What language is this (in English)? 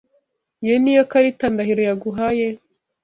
Kinyarwanda